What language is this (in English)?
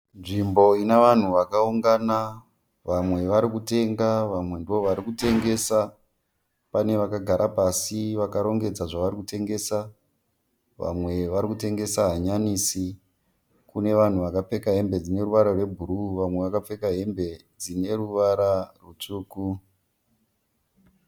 Shona